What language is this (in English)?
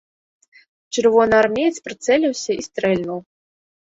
Belarusian